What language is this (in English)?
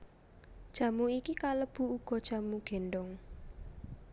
Javanese